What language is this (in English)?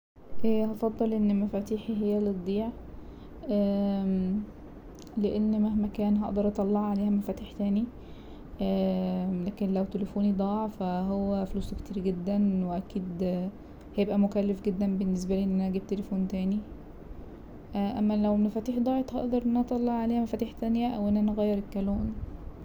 Egyptian Arabic